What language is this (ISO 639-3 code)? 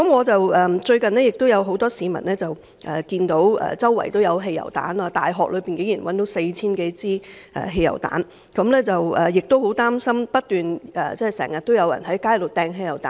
yue